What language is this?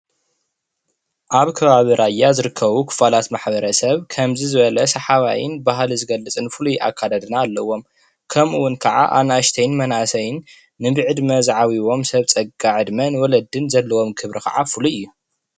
Tigrinya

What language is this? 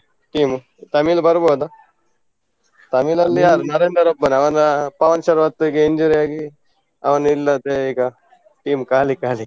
Kannada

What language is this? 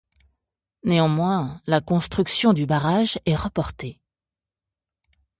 French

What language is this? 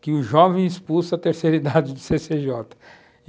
Portuguese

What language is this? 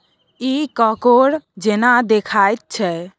Maithili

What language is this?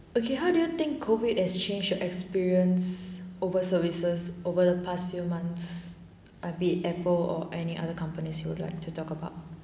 English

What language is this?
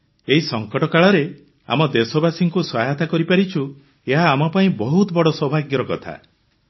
Odia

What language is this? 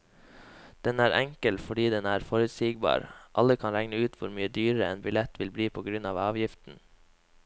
Norwegian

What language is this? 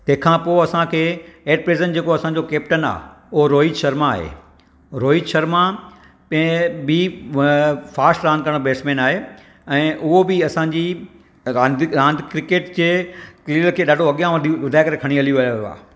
Sindhi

